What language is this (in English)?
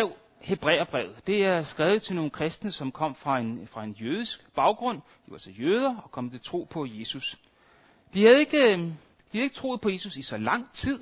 Danish